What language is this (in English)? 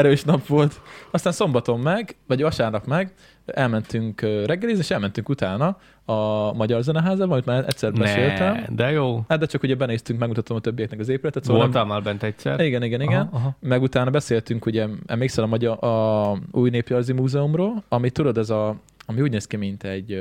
Hungarian